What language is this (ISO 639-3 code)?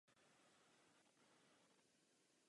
ces